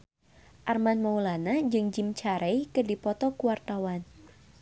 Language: Sundanese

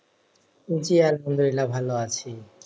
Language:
Bangla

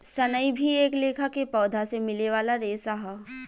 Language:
Bhojpuri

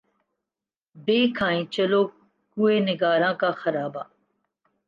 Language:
Urdu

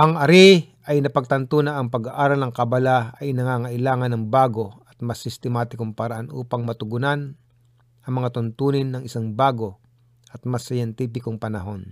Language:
Filipino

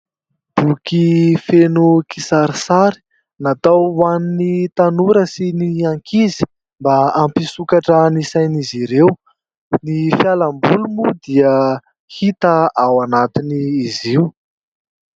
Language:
Malagasy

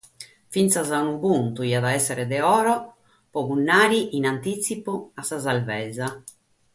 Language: Sardinian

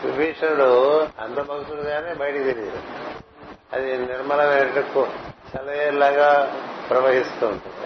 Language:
Telugu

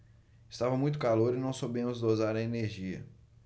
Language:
Portuguese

